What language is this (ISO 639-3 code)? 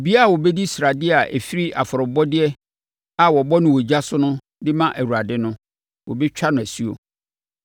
aka